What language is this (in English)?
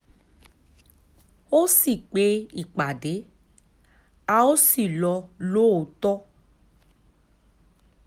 Yoruba